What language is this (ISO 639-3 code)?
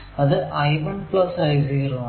mal